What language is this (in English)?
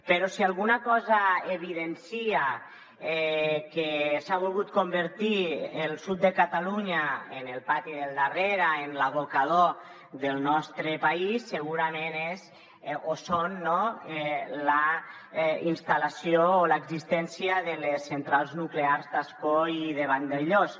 Catalan